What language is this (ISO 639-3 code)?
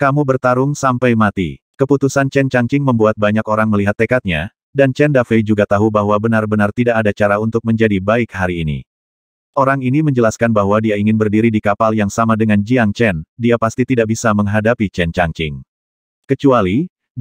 ind